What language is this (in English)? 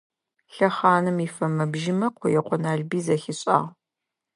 Adyghe